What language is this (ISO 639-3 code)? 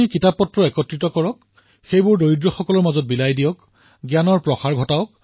asm